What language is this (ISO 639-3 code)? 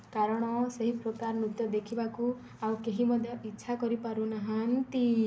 ori